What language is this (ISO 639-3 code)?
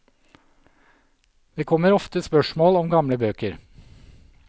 nor